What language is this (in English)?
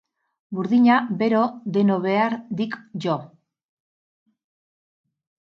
Basque